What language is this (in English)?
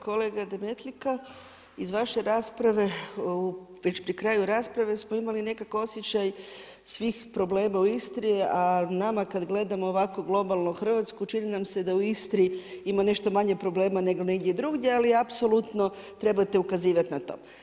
Croatian